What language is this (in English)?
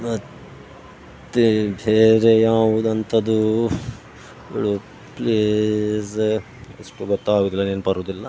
Kannada